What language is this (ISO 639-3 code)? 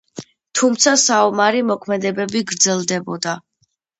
kat